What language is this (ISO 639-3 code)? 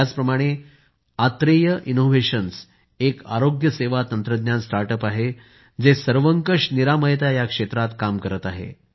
mar